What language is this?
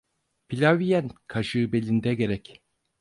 Turkish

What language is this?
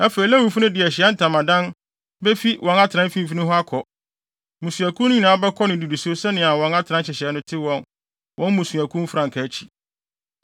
Akan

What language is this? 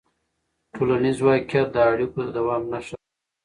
Pashto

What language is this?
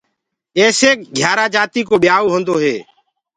Gurgula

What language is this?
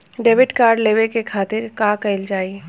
Bhojpuri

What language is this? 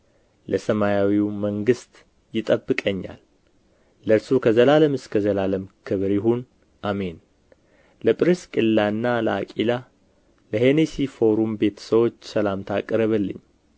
Amharic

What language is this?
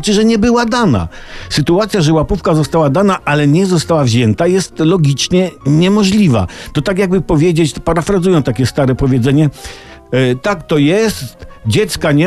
Polish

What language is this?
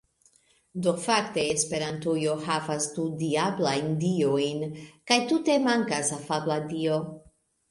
Esperanto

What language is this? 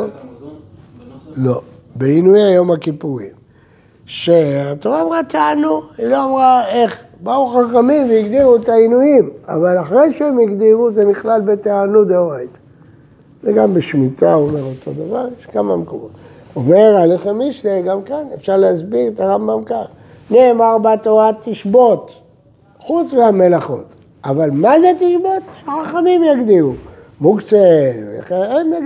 Hebrew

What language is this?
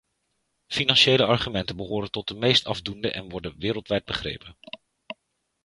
Dutch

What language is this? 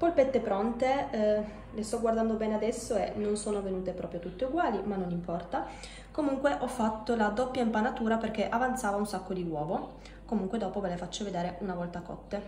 Italian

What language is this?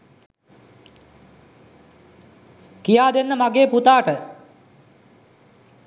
Sinhala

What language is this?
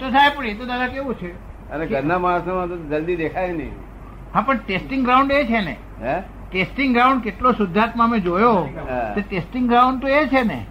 Gujarati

